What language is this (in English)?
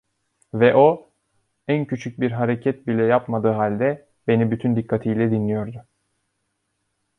Turkish